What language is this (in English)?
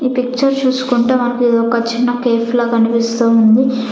Telugu